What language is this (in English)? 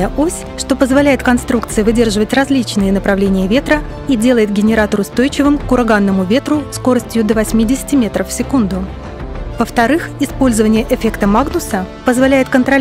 Russian